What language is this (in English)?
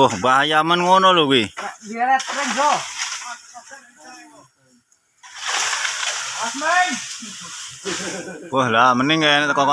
Indonesian